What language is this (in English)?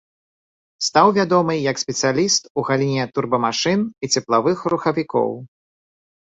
Belarusian